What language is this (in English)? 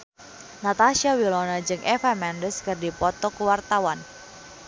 Sundanese